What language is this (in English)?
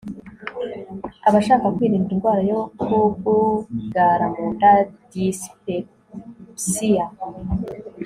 Kinyarwanda